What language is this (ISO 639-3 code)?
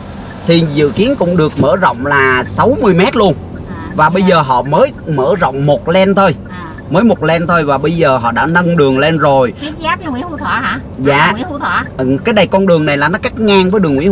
vie